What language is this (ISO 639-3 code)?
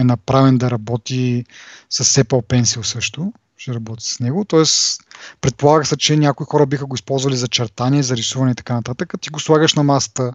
bul